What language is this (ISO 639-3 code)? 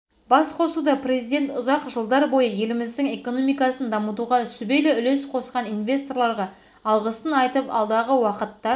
kaz